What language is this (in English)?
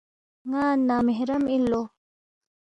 Balti